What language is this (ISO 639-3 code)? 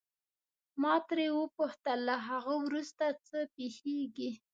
pus